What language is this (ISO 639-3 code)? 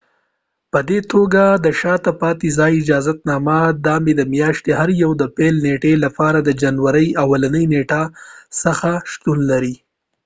pus